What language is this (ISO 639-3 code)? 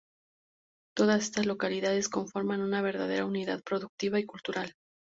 spa